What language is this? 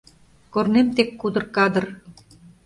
Mari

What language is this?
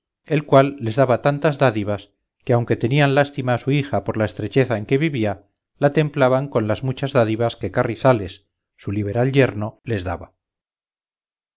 Spanish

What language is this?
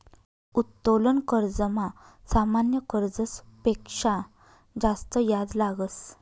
Marathi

